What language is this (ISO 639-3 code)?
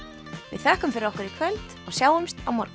isl